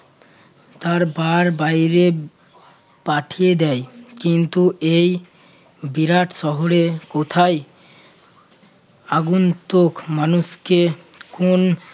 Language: Bangla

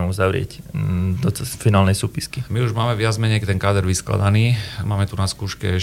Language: Slovak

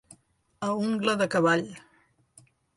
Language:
Catalan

